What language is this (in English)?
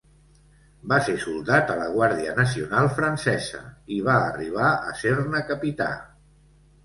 Catalan